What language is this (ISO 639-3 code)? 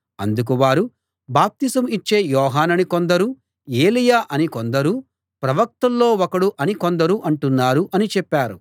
tel